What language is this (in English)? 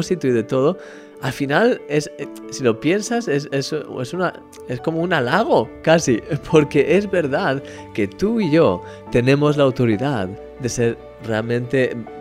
Spanish